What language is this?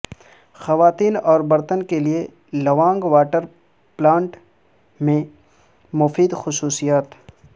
Urdu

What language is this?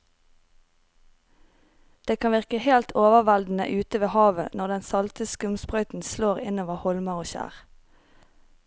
Norwegian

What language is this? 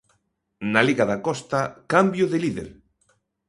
Galician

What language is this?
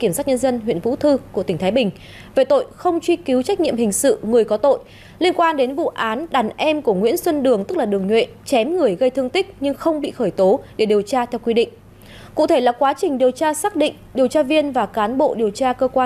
Vietnamese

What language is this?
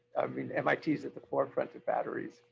English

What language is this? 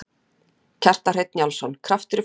Icelandic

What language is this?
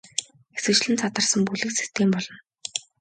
Mongolian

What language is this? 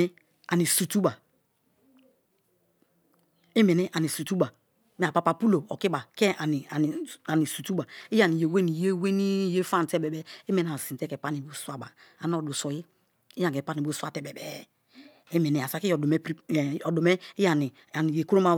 Kalabari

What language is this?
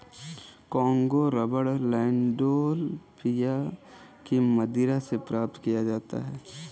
Hindi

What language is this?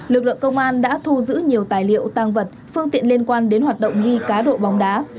Vietnamese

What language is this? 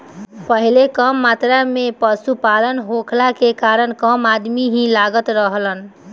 Bhojpuri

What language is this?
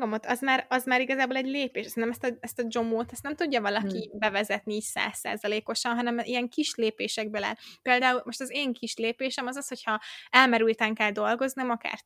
Hungarian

